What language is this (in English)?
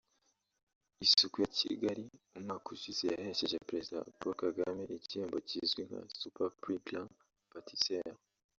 Kinyarwanda